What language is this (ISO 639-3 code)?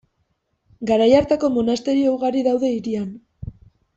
eus